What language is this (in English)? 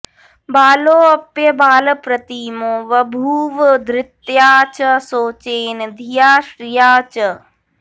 Sanskrit